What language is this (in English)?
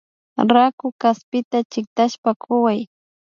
Imbabura Highland Quichua